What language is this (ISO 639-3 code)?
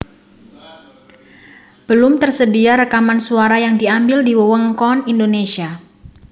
jav